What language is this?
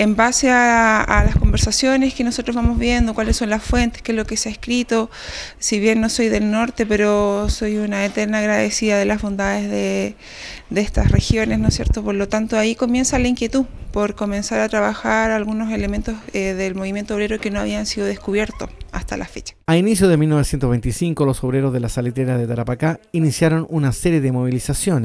Spanish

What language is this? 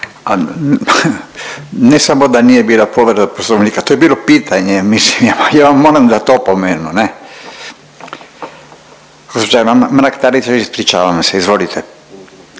Croatian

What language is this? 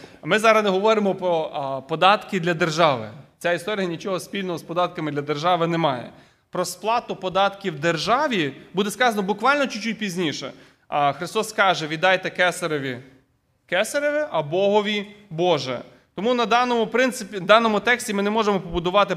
Ukrainian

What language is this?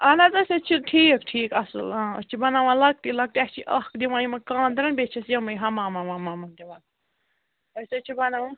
Kashmiri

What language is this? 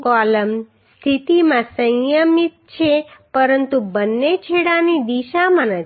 Gujarati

